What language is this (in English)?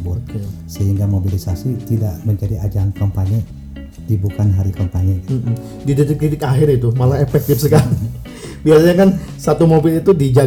Indonesian